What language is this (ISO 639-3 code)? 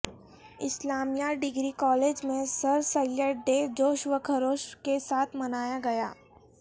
urd